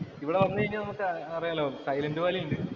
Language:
Malayalam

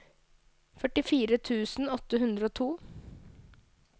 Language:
Norwegian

